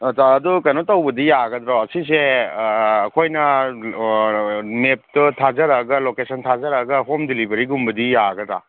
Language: Manipuri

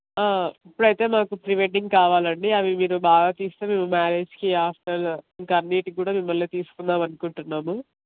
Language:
Telugu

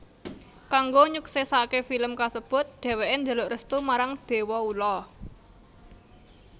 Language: Javanese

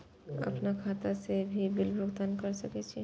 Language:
Maithili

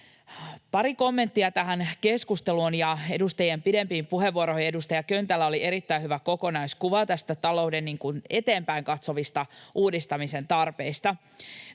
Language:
Finnish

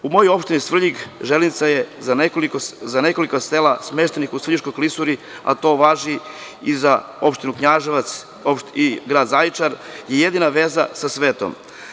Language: Serbian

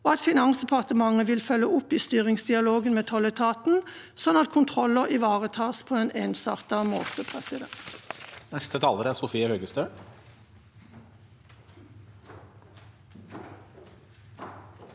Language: Norwegian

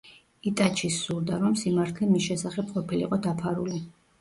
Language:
Georgian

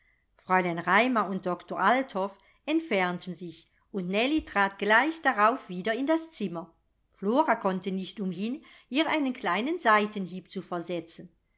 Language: German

